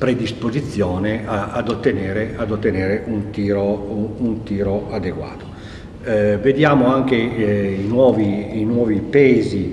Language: Italian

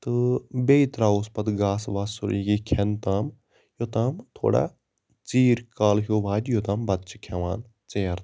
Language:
Kashmiri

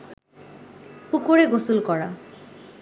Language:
Bangla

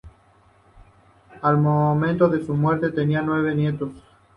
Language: Spanish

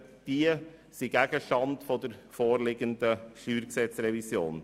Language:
Swiss German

